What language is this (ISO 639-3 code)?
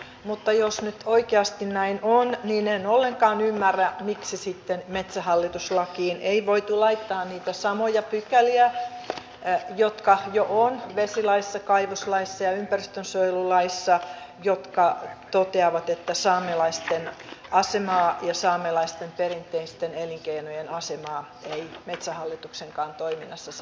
fin